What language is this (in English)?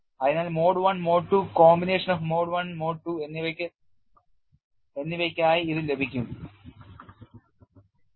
Malayalam